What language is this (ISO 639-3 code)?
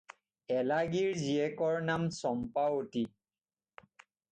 asm